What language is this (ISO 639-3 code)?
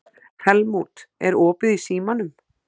isl